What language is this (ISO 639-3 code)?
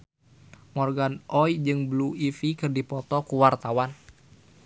sun